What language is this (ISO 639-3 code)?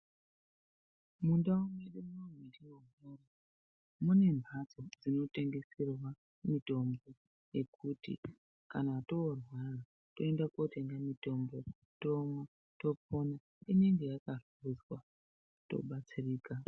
ndc